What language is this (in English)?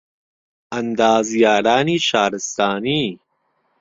Central Kurdish